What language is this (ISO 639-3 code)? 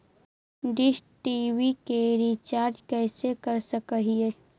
mag